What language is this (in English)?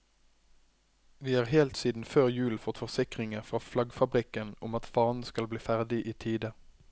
Norwegian